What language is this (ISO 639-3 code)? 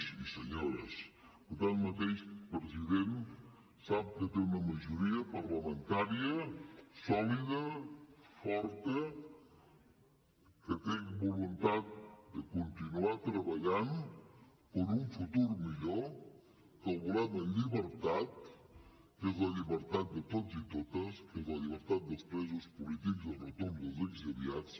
cat